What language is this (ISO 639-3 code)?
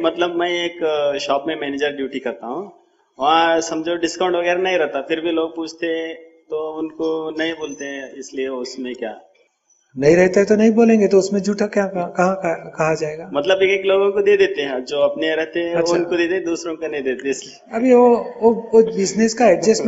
hin